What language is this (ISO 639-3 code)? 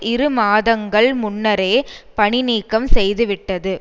tam